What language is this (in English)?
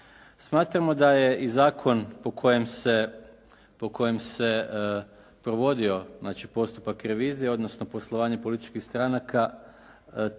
Croatian